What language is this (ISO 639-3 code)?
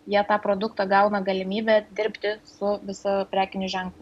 lit